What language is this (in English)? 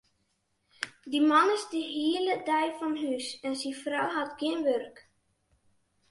Western Frisian